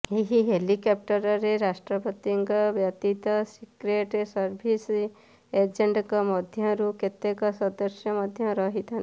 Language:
Odia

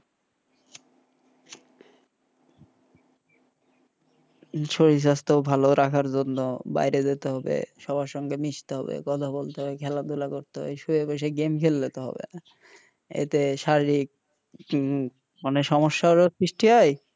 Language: Bangla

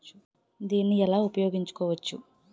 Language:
Telugu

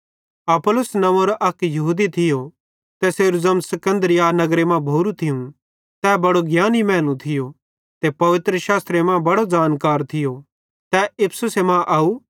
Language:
Bhadrawahi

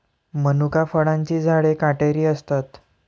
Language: Marathi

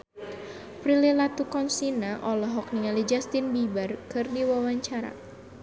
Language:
Sundanese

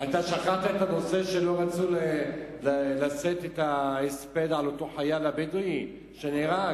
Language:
Hebrew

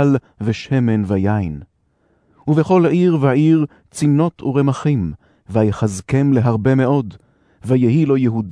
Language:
Hebrew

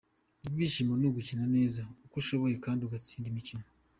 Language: Kinyarwanda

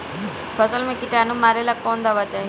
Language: Bhojpuri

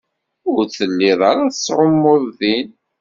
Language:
Kabyle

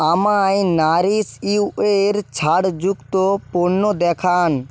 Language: Bangla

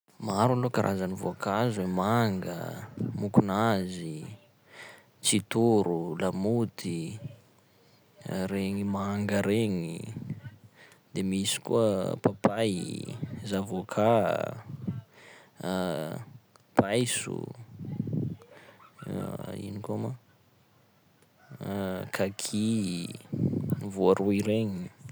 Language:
Sakalava Malagasy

